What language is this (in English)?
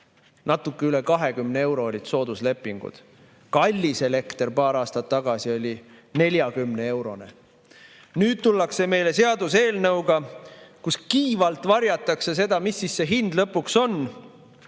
Estonian